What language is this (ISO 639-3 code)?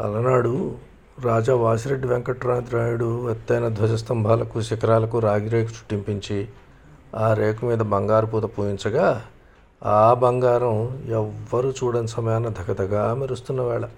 tel